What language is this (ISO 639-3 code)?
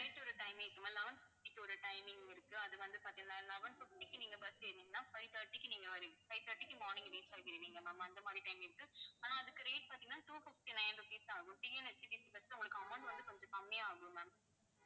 tam